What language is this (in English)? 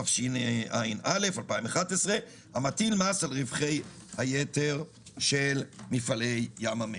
Hebrew